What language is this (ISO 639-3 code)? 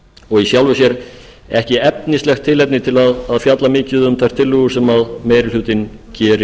isl